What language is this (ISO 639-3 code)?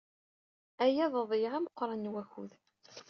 kab